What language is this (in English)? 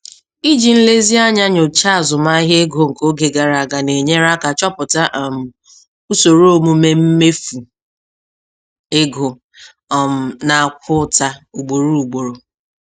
Igbo